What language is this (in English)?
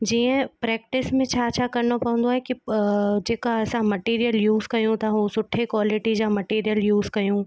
Sindhi